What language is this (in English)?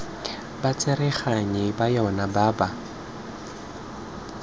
Tswana